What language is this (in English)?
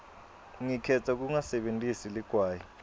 Swati